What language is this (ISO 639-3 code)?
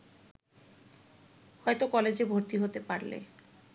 ben